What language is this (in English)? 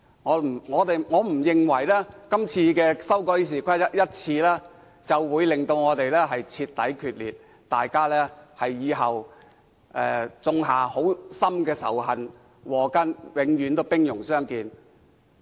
Cantonese